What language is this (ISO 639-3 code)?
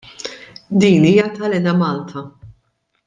mlt